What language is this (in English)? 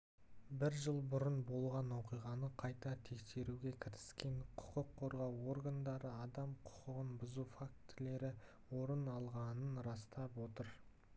Kazakh